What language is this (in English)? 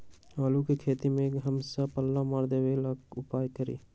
Magahi